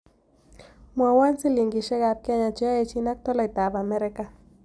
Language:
Kalenjin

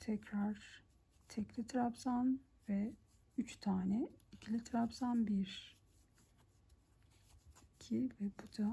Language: Turkish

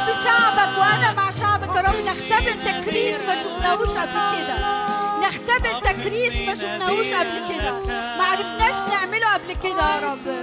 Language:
Arabic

